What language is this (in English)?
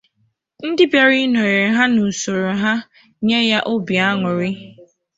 Igbo